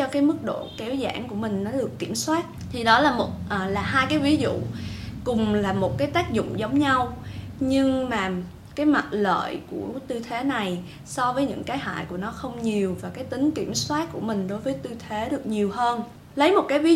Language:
Vietnamese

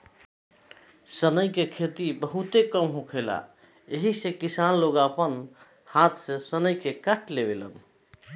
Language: Bhojpuri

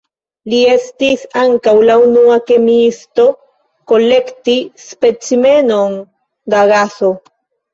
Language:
Esperanto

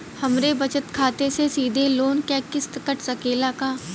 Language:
Bhojpuri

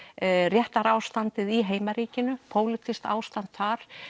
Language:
Icelandic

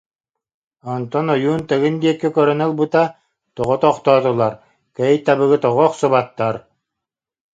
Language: Yakut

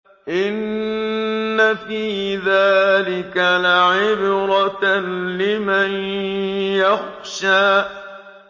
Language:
Arabic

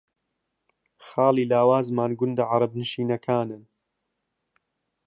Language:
Central Kurdish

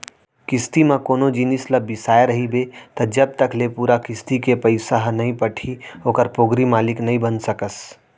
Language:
Chhattisgarhi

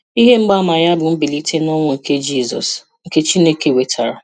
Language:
Igbo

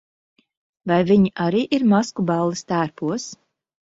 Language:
Latvian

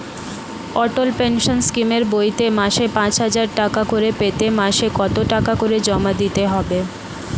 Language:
Bangla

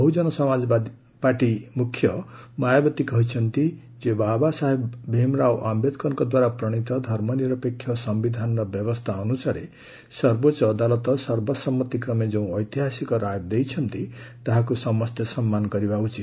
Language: Odia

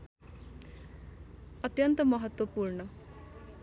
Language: Nepali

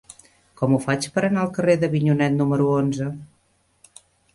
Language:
Catalan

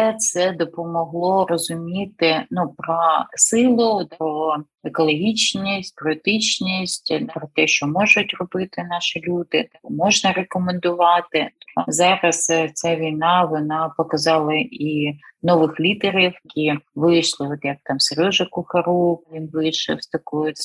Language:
Ukrainian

